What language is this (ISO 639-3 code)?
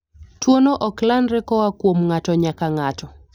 luo